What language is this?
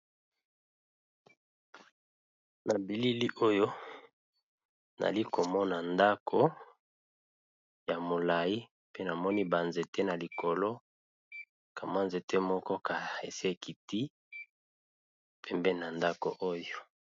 Lingala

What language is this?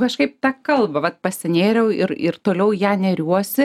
Lithuanian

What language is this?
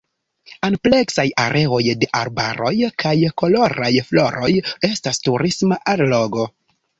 Esperanto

